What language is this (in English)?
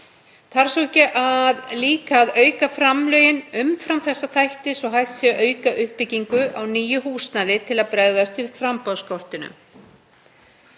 Icelandic